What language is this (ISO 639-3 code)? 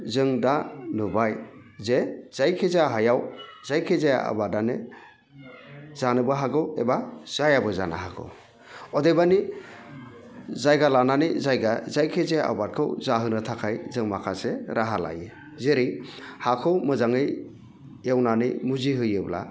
brx